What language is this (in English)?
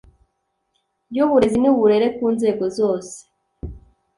Kinyarwanda